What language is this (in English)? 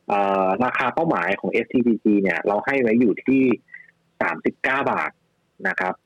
Thai